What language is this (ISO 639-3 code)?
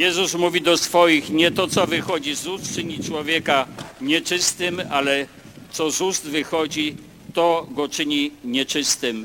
pol